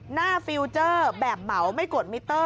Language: Thai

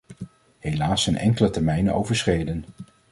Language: Dutch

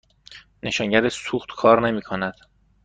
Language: Persian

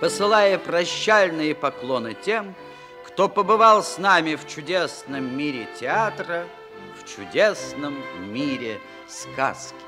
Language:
Russian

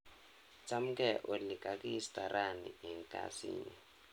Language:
Kalenjin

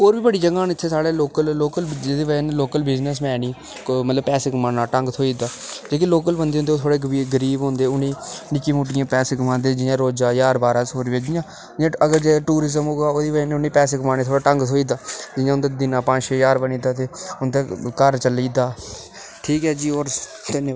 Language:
Dogri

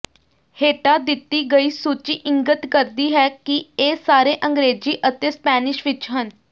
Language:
Punjabi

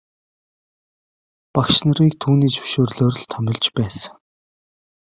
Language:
Mongolian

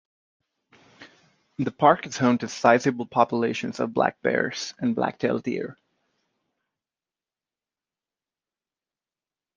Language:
English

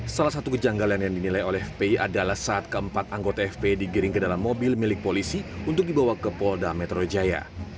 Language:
Indonesian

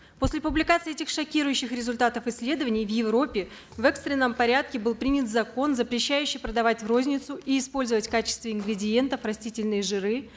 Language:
Kazakh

